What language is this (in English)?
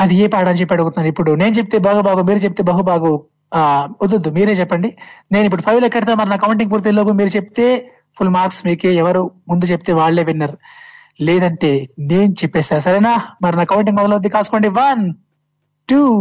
Telugu